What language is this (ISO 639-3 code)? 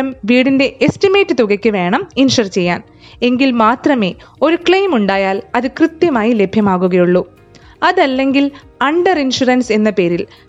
mal